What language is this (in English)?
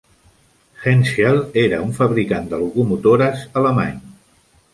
Catalan